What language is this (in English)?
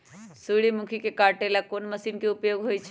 Magahi